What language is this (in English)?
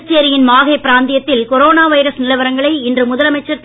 Tamil